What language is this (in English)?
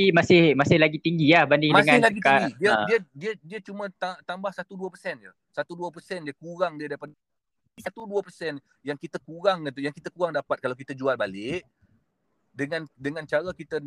Malay